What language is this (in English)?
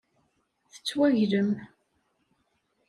Kabyle